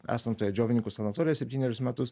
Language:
Lithuanian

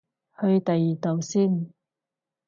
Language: Cantonese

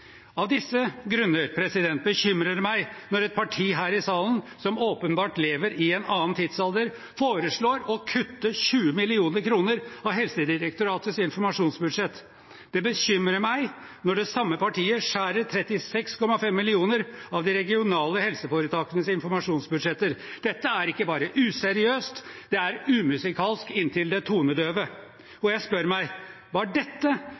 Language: Norwegian Bokmål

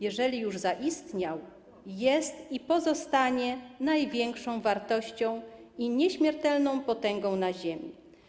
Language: Polish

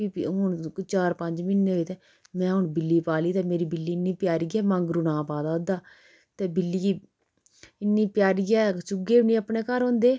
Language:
Dogri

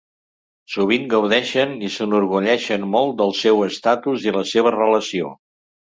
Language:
Catalan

